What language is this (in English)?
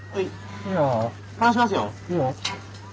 Japanese